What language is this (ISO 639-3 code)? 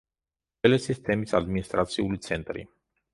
kat